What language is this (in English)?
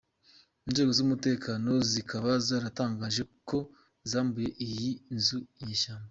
Kinyarwanda